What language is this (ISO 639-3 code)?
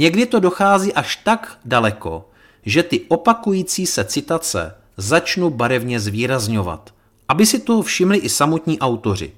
ces